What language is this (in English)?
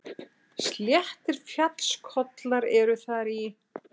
Icelandic